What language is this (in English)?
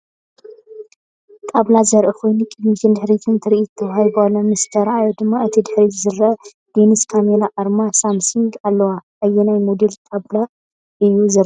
Tigrinya